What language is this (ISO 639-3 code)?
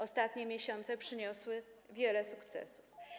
pol